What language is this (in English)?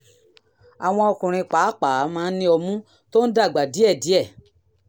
Yoruba